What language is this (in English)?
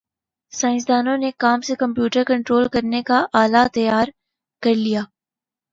Urdu